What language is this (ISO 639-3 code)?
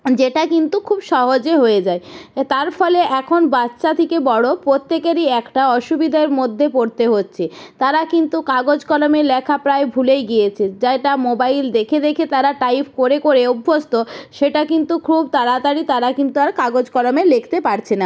ben